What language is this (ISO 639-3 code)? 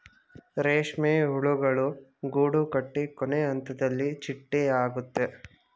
kan